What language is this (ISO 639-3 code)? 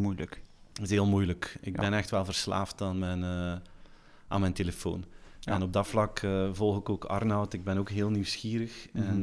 nld